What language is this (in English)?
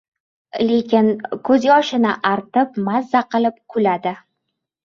Uzbek